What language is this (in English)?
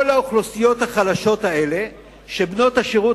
Hebrew